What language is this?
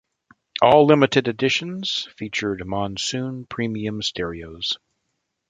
English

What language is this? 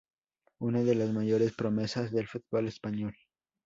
Spanish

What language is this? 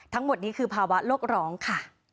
Thai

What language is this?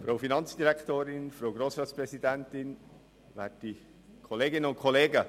Swiss German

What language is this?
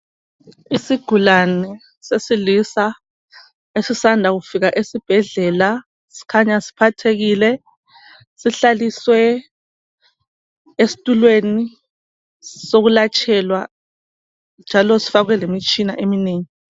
North Ndebele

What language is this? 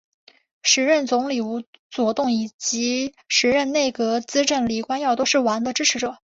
Chinese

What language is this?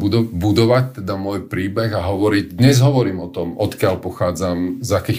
Slovak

